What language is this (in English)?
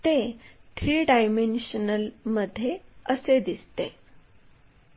Marathi